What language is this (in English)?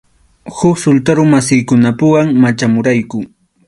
Arequipa-La Unión Quechua